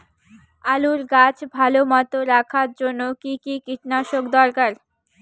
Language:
Bangla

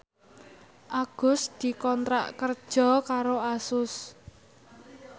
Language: Javanese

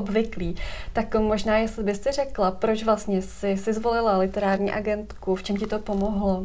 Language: Czech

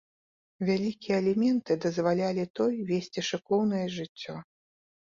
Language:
Belarusian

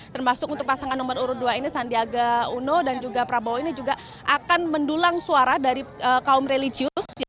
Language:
Indonesian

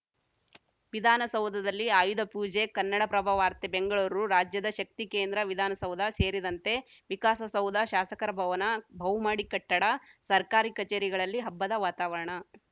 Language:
Kannada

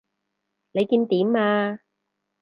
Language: Cantonese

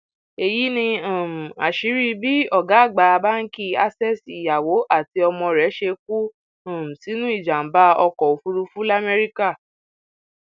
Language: Yoruba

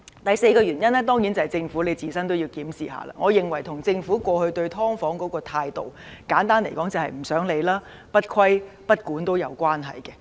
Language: Cantonese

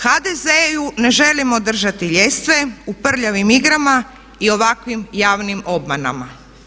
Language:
Croatian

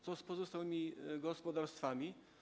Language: Polish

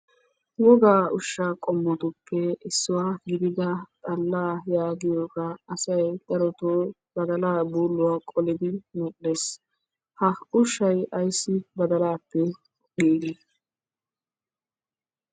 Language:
Wolaytta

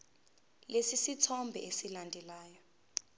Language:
Zulu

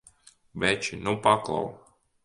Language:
Latvian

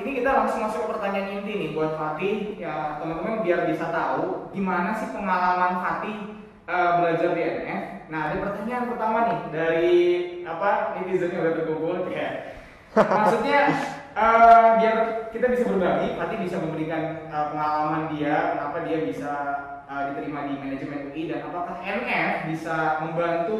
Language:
Indonesian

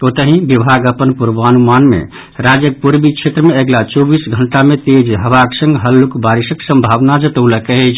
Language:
Maithili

